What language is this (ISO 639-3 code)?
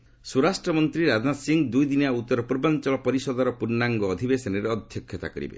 ori